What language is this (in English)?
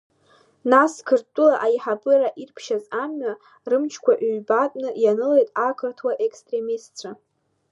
Abkhazian